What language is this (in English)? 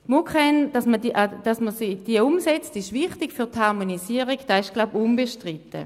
Swiss German